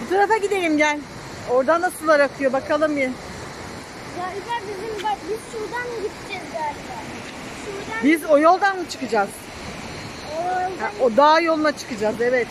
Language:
Turkish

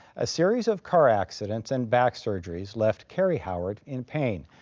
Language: English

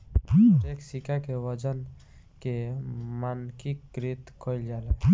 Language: Bhojpuri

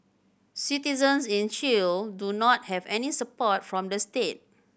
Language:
English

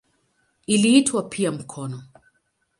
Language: Swahili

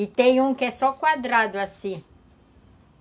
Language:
Portuguese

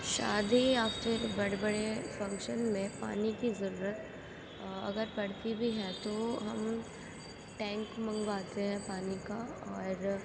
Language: Urdu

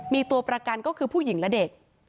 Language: Thai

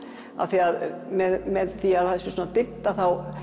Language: Icelandic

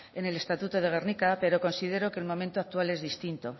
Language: Spanish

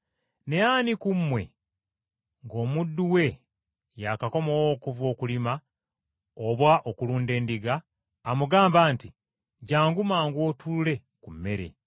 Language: Ganda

